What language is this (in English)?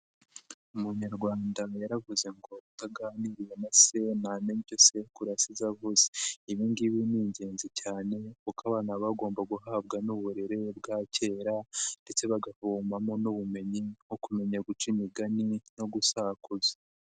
Kinyarwanda